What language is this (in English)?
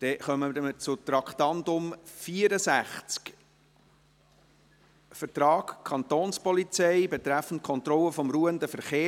Swiss German